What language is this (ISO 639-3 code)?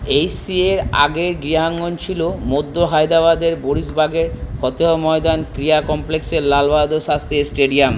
ben